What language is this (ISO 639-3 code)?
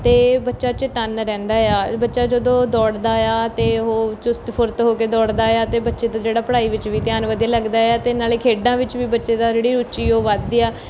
pan